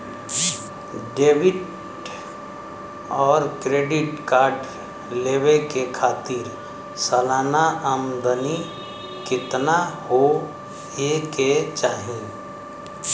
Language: Bhojpuri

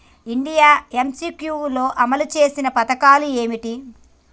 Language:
Telugu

